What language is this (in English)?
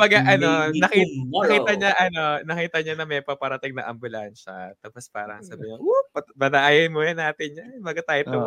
Filipino